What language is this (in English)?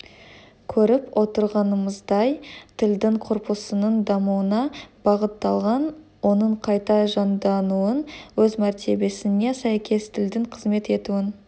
Kazakh